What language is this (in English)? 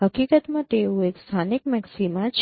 Gujarati